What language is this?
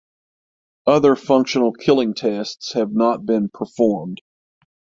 English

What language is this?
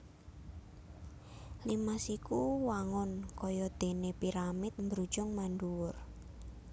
Javanese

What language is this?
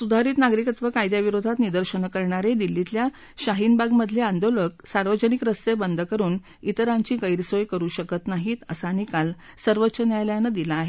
Marathi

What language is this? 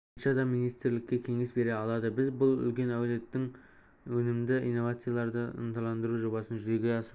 Kazakh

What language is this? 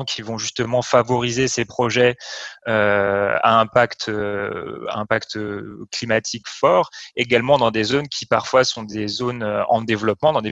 French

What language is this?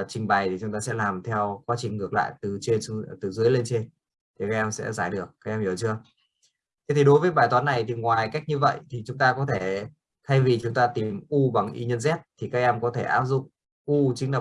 Vietnamese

